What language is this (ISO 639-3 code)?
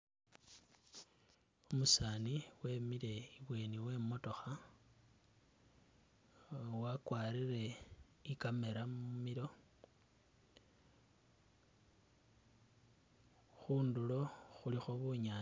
myx